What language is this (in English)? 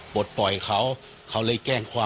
Thai